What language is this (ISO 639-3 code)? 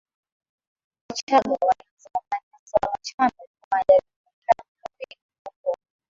swa